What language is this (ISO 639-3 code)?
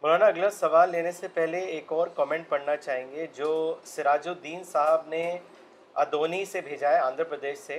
urd